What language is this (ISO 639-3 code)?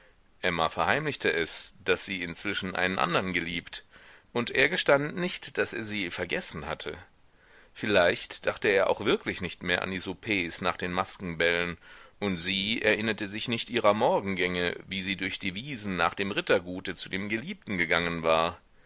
deu